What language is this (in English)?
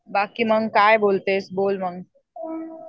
Marathi